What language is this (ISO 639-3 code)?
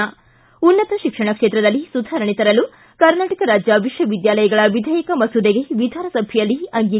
kan